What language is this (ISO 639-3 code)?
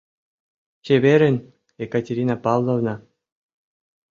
chm